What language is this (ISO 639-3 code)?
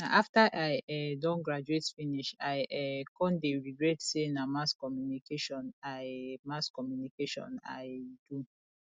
pcm